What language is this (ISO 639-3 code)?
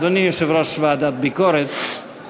heb